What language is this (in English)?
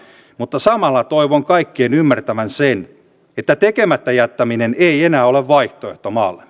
Finnish